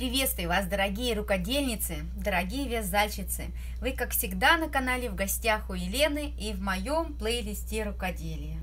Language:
Russian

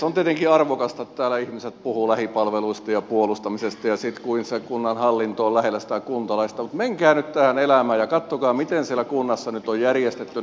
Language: Finnish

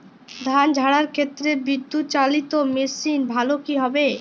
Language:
Bangla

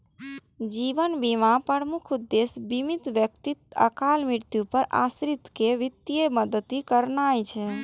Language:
Maithili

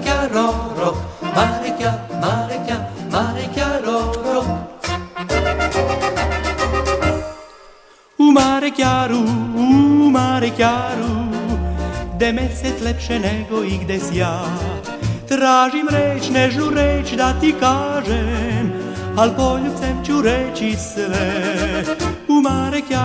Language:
Romanian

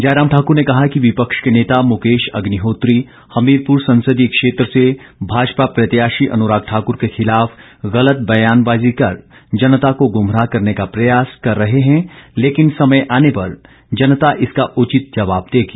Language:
Hindi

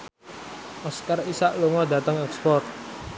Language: Javanese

